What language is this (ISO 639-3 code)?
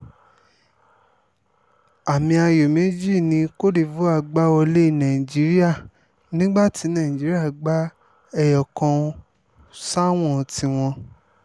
yor